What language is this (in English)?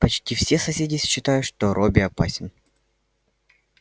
Russian